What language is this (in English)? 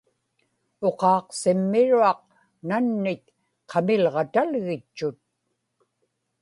Inupiaq